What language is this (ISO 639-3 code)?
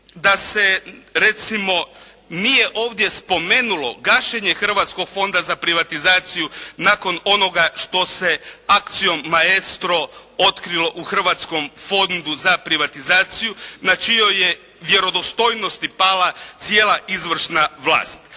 hrv